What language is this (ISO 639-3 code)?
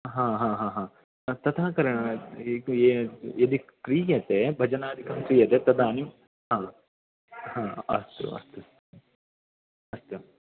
san